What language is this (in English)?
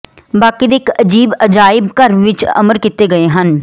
Punjabi